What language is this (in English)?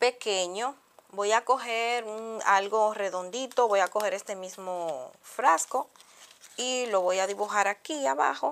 Spanish